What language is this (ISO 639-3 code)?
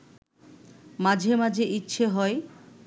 ben